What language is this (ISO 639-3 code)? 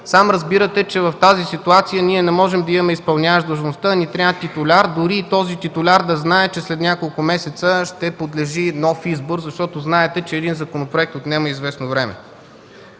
bul